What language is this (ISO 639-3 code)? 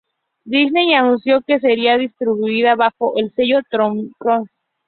spa